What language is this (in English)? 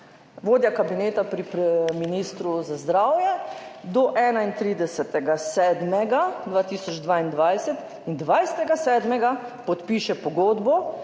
Slovenian